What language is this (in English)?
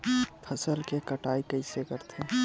Chhattisgarhi